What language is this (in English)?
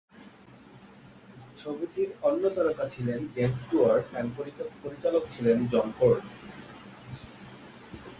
Bangla